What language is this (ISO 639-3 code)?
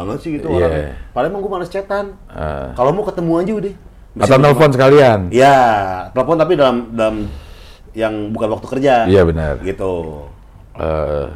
ind